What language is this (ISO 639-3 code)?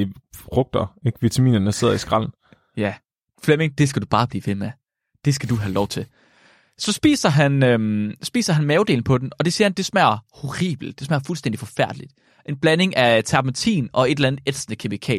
dan